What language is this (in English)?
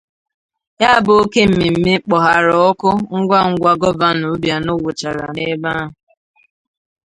Igbo